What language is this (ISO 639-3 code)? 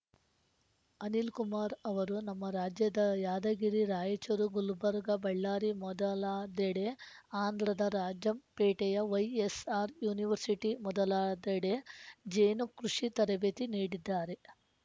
kan